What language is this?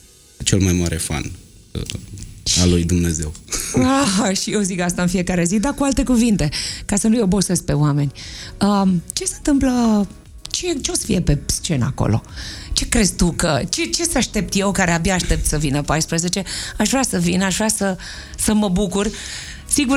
Romanian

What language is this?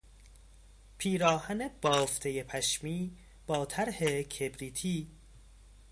Persian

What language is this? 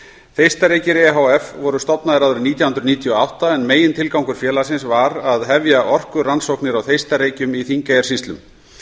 Icelandic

